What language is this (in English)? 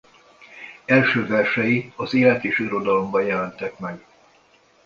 Hungarian